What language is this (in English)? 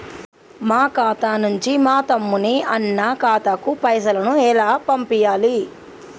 Telugu